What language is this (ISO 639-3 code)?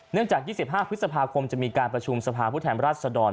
tha